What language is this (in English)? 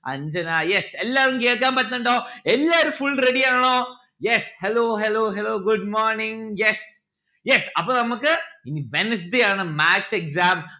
Malayalam